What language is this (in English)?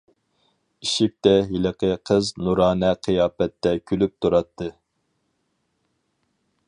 Uyghur